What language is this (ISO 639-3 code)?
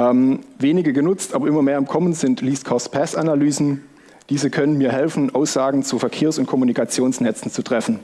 deu